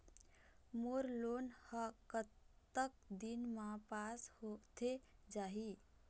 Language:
Chhattisgarhi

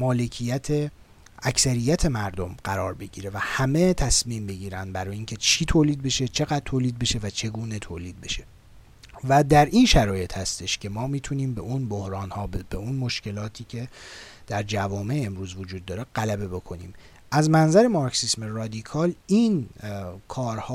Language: Persian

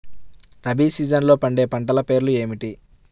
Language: Telugu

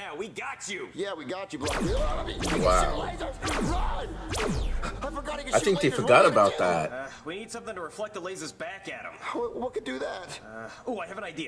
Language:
English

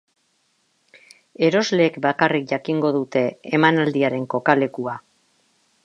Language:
Basque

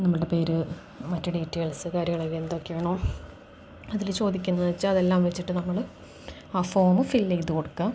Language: Malayalam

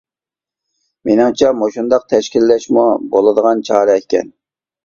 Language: Uyghur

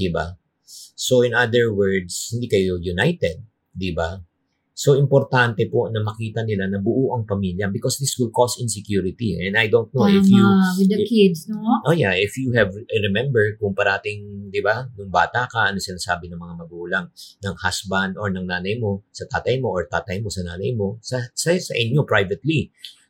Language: Filipino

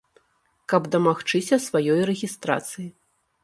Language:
Belarusian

